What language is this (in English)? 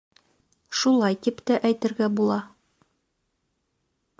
Bashkir